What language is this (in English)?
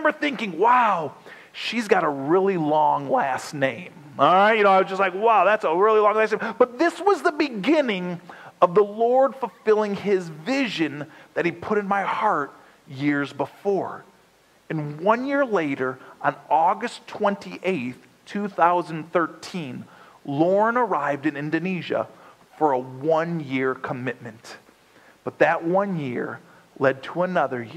English